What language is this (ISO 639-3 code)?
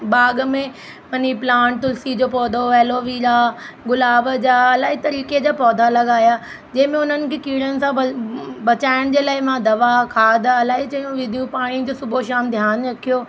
snd